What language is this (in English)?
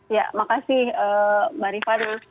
Indonesian